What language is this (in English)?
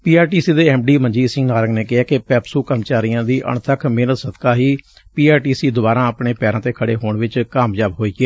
Punjabi